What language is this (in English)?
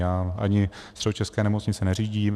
Czech